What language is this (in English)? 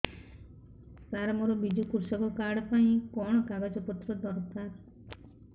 Odia